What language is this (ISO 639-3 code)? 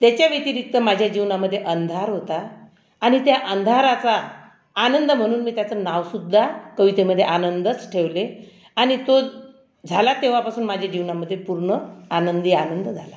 mar